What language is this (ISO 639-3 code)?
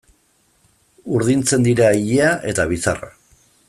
eus